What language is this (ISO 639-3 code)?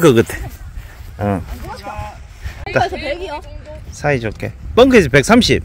kor